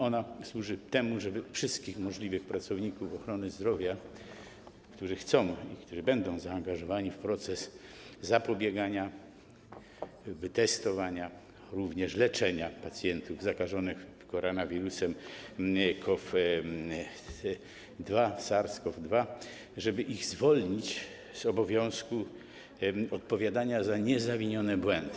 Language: Polish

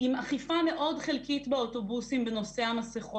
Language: Hebrew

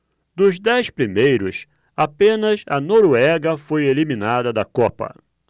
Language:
Portuguese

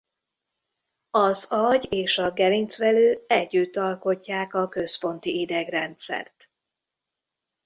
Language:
Hungarian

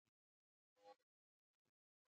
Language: Pashto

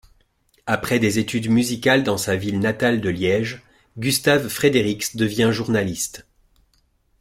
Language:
French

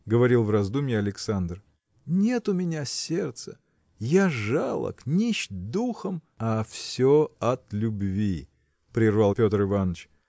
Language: Russian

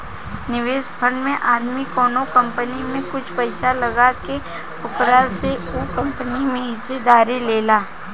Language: Bhojpuri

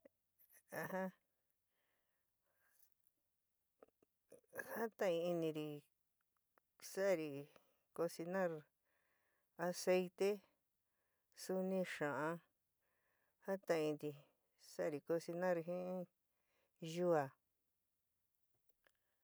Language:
San Miguel El Grande Mixtec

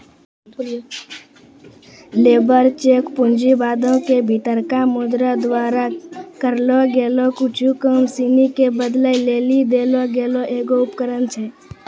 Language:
Maithili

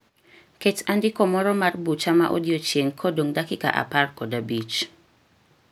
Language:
Luo (Kenya and Tanzania)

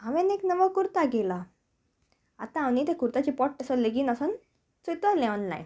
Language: Konkani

